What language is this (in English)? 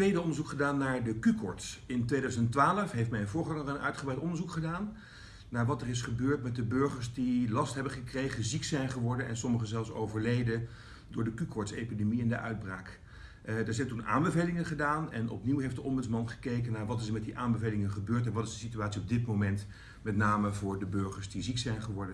Dutch